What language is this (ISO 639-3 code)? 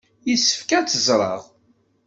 kab